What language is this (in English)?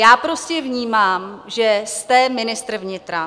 Czech